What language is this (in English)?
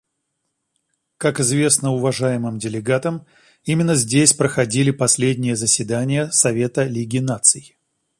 Russian